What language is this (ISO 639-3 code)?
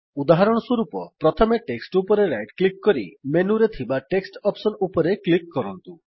ori